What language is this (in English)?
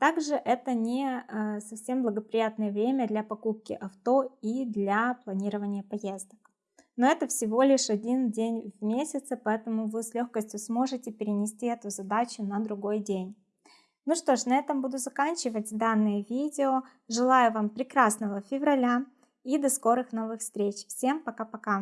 Russian